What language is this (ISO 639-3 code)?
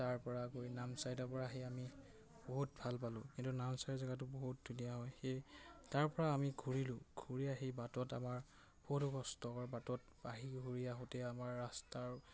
asm